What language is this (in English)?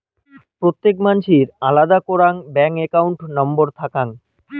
Bangla